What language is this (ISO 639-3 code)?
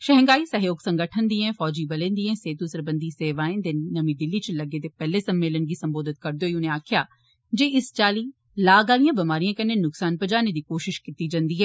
doi